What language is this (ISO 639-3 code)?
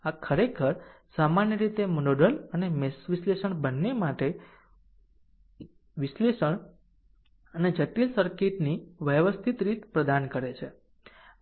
guj